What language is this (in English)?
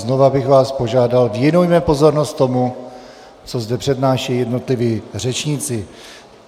Czech